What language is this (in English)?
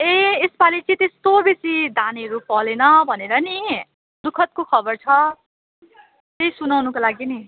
Nepali